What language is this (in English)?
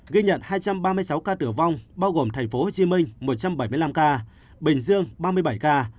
Vietnamese